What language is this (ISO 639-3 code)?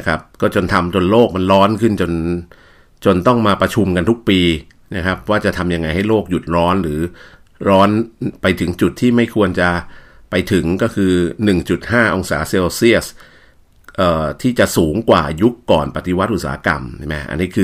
tha